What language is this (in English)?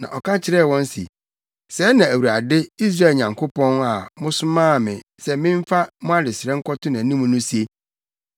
Akan